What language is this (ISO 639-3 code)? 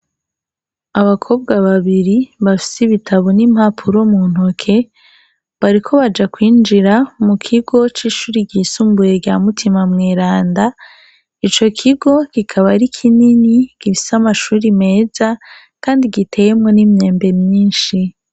run